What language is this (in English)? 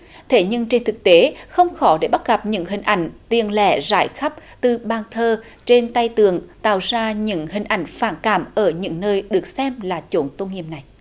Vietnamese